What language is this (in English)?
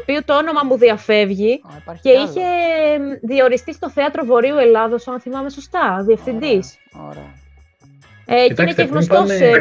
Greek